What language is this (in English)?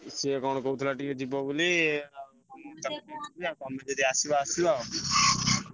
Odia